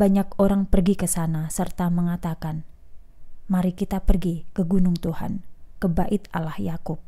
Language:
Indonesian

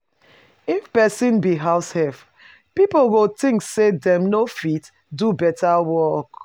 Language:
Nigerian Pidgin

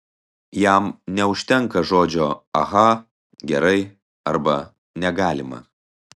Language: Lithuanian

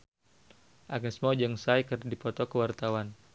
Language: Sundanese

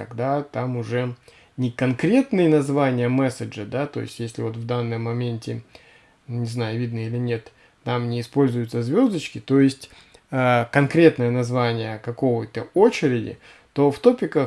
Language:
Russian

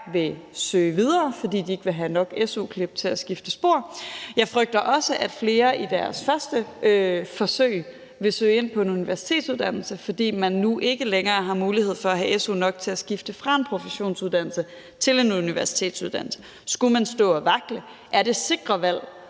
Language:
Danish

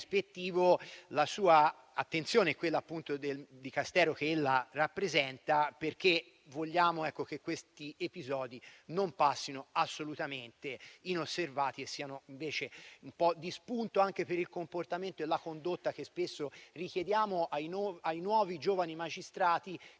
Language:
Italian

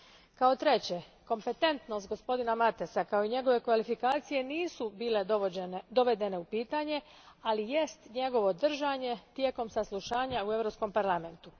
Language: Croatian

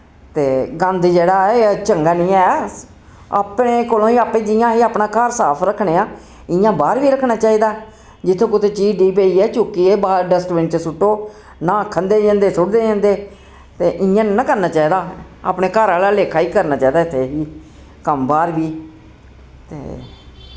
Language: Dogri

